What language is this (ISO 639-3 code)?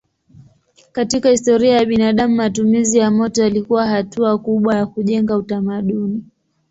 swa